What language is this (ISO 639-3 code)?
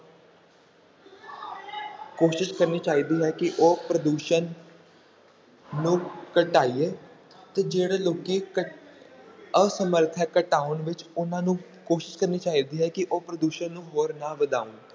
pan